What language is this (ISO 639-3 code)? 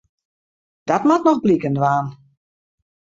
fry